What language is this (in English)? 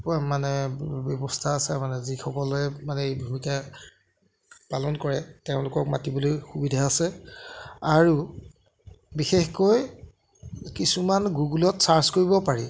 Assamese